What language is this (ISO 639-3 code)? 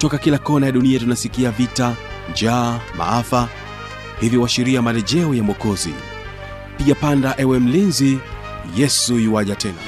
swa